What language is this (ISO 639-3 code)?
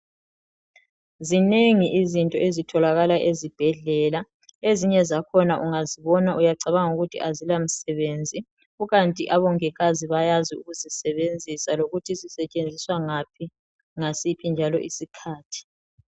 nde